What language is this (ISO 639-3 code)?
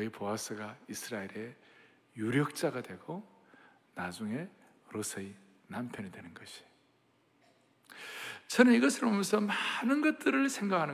kor